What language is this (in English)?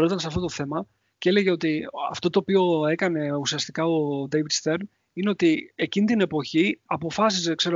Greek